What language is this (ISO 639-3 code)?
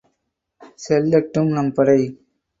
tam